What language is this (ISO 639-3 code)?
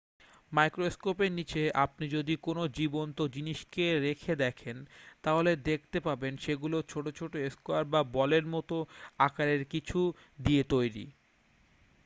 ben